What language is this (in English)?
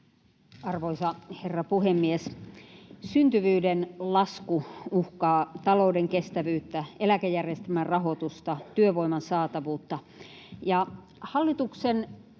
Finnish